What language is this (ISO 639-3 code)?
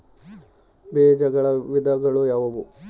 kan